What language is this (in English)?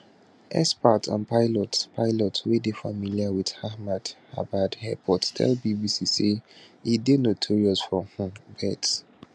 Nigerian Pidgin